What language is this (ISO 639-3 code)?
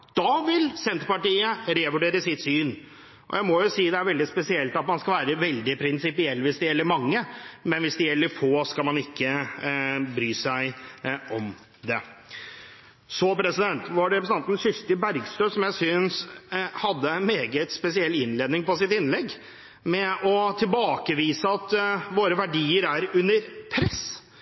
nob